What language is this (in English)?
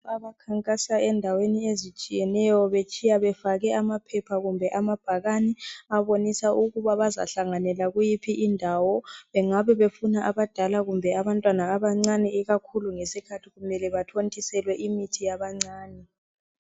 North Ndebele